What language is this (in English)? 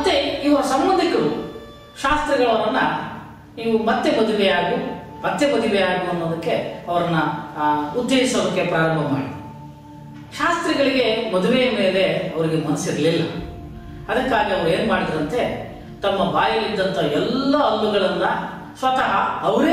Korean